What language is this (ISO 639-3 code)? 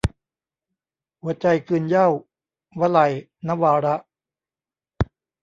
tha